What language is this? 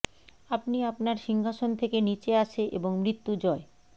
Bangla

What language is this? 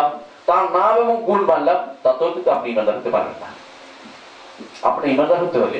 Bangla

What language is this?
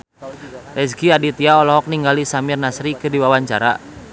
Sundanese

